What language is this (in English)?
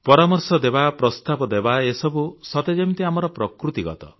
Odia